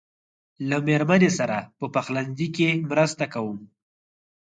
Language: Pashto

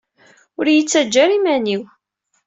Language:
Kabyle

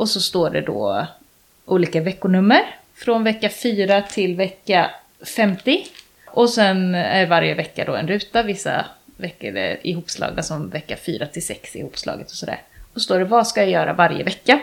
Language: Swedish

